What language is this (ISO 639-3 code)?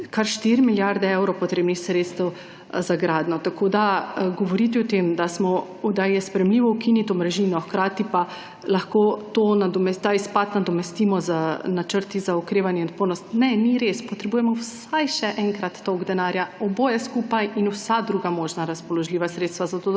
slv